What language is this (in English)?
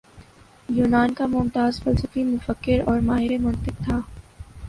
Urdu